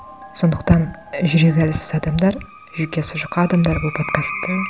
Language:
Kazakh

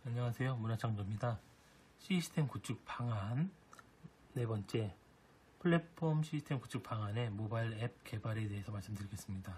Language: Korean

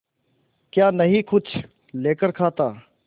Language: Hindi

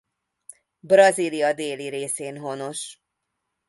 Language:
Hungarian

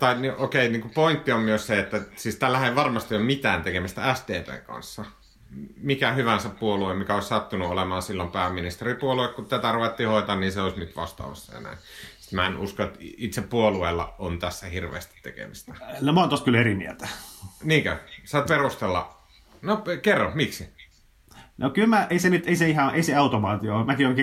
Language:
Finnish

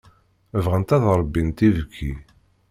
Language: Kabyle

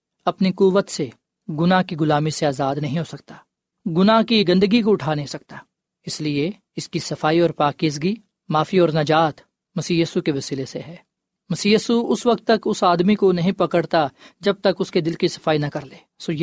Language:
Urdu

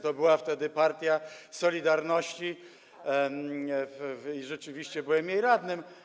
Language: Polish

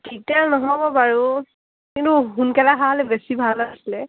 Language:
Assamese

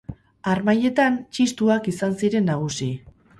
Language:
Basque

